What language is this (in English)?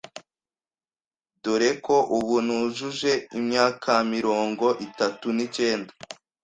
Kinyarwanda